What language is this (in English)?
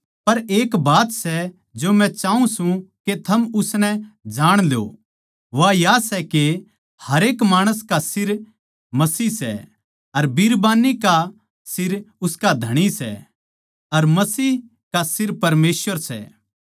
Haryanvi